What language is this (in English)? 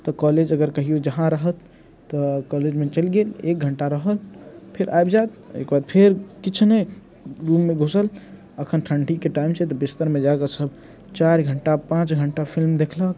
Maithili